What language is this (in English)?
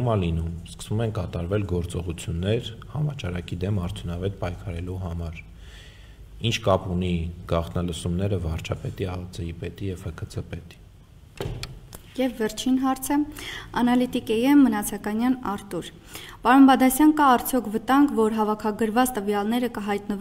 Romanian